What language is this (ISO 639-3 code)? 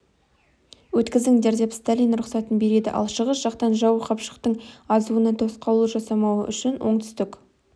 kaz